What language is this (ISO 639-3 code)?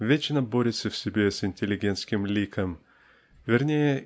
rus